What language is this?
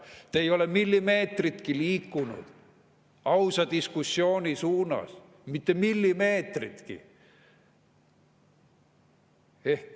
Estonian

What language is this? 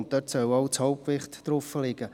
Swiss German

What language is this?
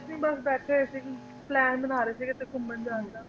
Punjabi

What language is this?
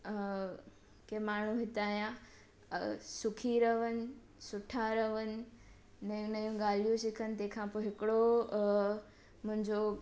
Sindhi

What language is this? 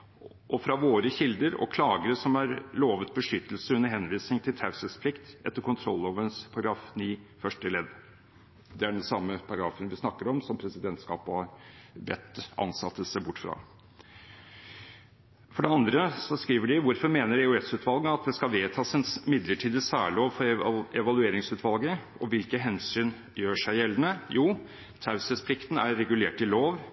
Norwegian Bokmål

